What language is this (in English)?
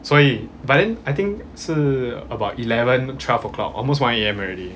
English